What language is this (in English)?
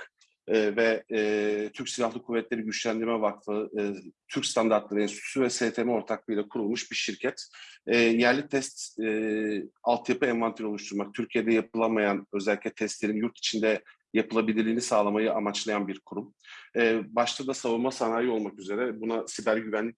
Turkish